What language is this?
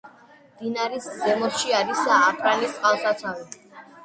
Georgian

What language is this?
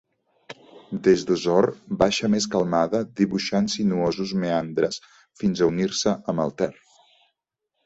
Catalan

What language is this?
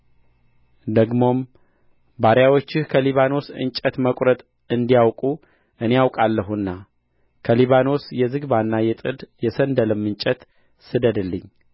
Amharic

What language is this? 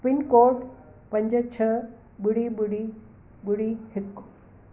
Sindhi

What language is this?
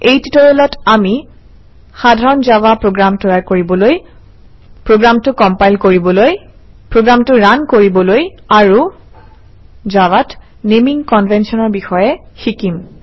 Assamese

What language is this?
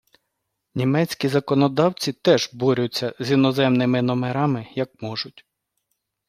Ukrainian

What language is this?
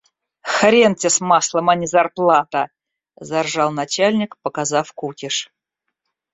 Russian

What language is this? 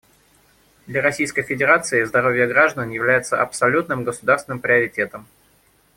Russian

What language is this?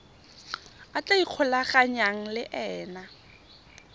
Tswana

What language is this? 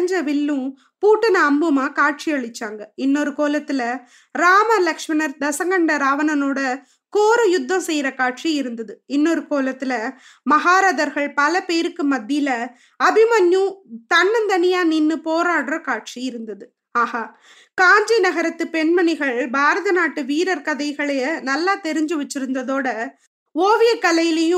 Tamil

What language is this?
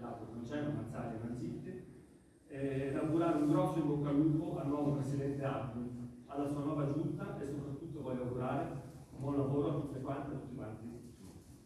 Italian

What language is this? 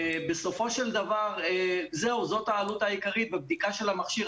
Hebrew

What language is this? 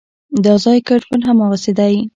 Pashto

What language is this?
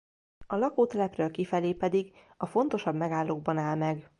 Hungarian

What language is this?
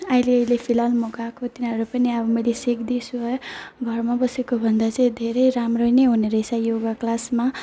Nepali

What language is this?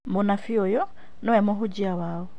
Kikuyu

